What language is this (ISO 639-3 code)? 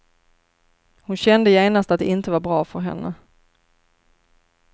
swe